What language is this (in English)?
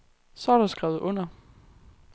Danish